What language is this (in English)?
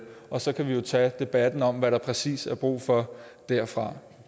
Danish